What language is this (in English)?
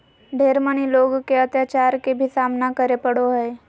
Magahi